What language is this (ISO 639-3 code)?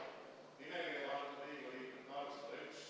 est